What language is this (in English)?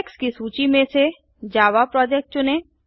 Hindi